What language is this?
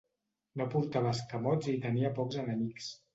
Catalan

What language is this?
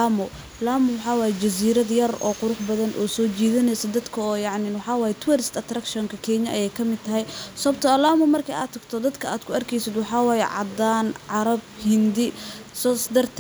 Somali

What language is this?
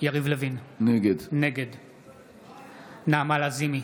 Hebrew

